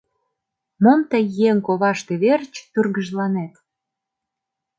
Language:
Mari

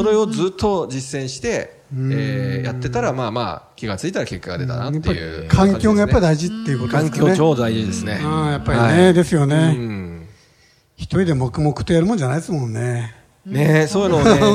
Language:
Japanese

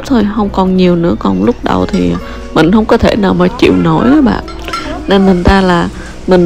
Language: Vietnamese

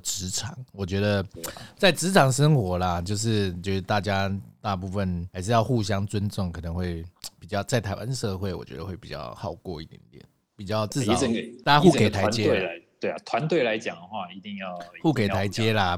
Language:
Chinese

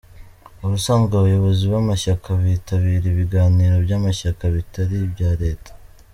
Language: Kinyarwanda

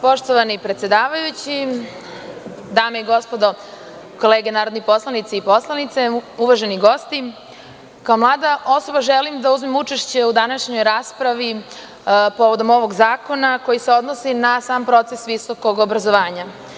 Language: Serbian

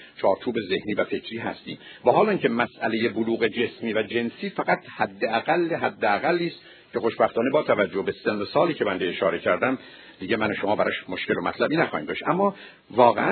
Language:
Persian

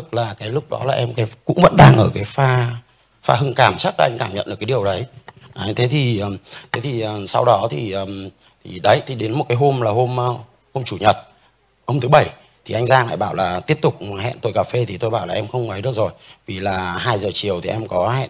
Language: Vietnamese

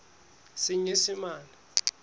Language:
Southern Sotho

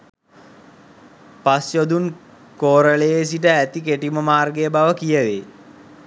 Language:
Sinhala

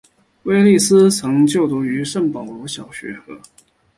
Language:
Chinese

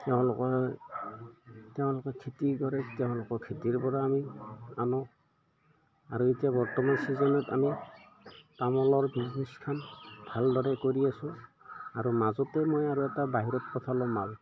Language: Assamese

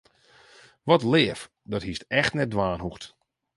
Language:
Western Frisian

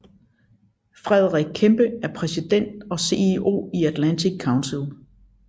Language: Danish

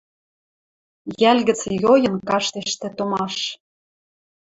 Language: Western Mari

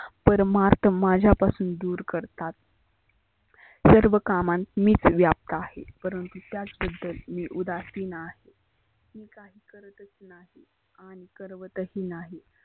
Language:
Marathi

